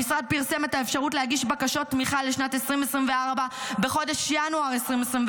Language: Hebrew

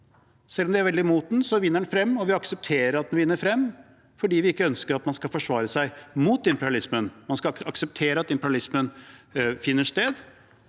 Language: Norwegian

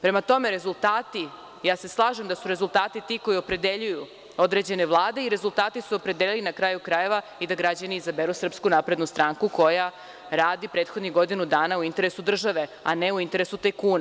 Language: Serbian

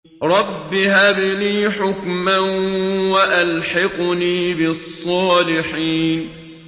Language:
Arabic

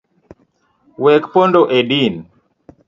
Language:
Luo (Kenya and Tanzania)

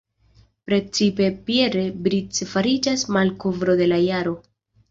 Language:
Esperanto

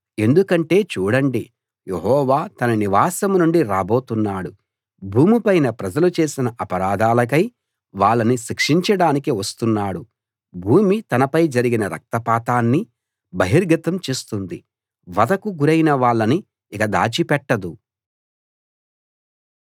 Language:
Telugu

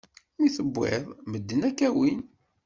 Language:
Kabyle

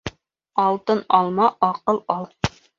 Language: Bashkir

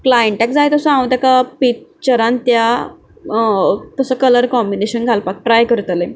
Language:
Konkani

